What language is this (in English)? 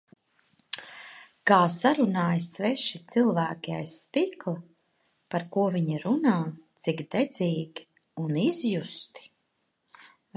Latvian